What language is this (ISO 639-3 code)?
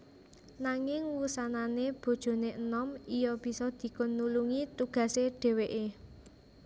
jav